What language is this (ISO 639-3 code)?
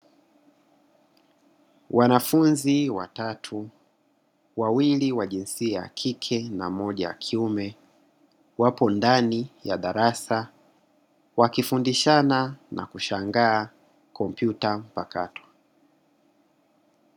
swa